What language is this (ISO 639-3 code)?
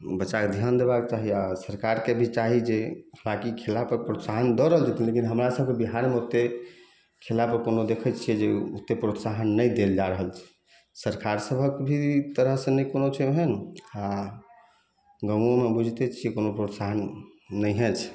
mai